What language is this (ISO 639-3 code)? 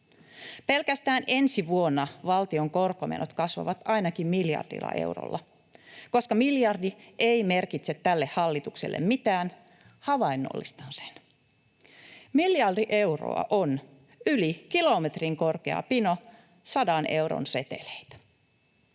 fin